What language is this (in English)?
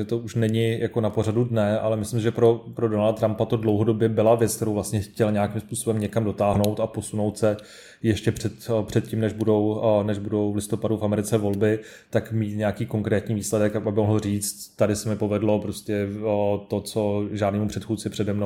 Czech